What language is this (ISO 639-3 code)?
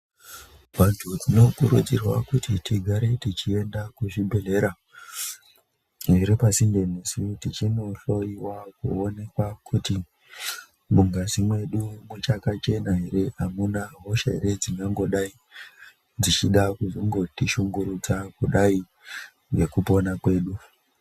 ndc